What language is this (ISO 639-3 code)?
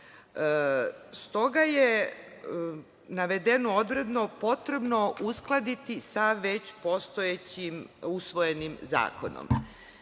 srp